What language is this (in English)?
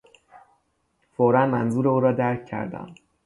Persian